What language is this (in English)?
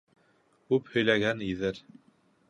Bashkir